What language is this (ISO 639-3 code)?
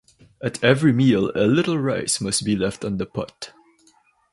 eng